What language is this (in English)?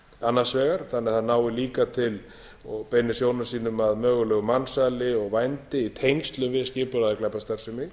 Icelandic